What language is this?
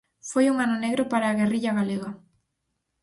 Galician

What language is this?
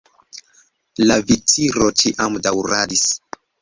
Esperanto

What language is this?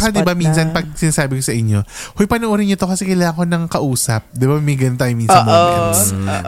Filipino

